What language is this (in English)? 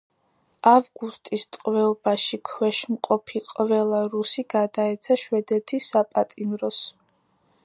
Georgian